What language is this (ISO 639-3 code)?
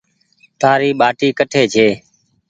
gig